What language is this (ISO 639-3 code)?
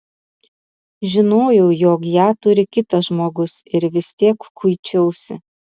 lit